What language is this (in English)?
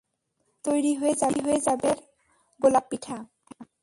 Bangla